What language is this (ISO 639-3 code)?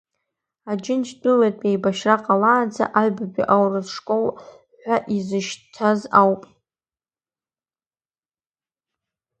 abk